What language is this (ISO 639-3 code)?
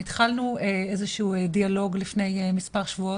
heb